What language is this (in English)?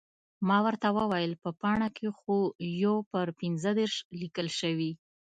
Pashto